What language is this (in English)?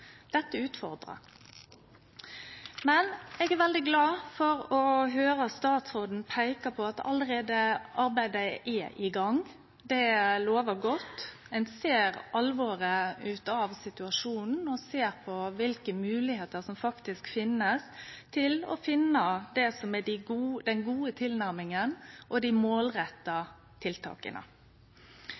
Norwegian Nynorsk